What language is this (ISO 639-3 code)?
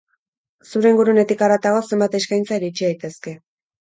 eus